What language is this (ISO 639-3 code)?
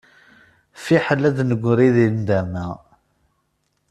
kab